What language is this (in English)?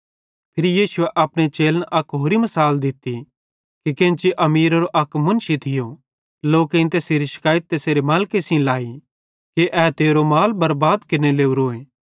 Bhadrawahi